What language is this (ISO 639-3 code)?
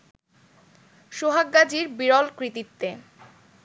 ben